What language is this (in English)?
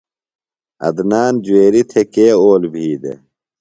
Phalura